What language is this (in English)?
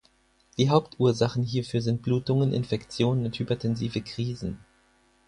German